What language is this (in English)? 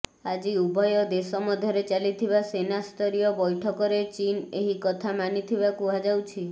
Odia